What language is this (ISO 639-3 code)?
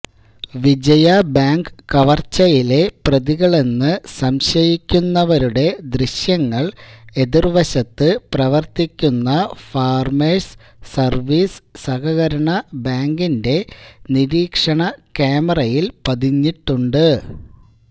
mal